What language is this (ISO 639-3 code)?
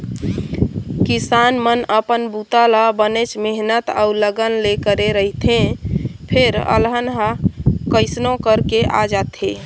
hne